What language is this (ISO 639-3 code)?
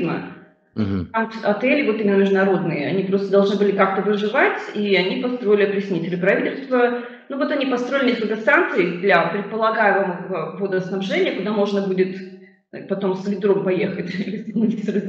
rus